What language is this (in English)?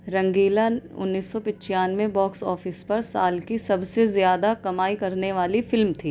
Urdu